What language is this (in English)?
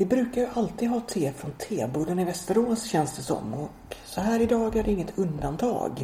Swedish